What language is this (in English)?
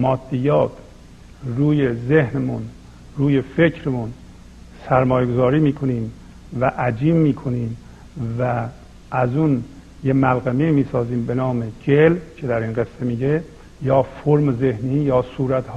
Persian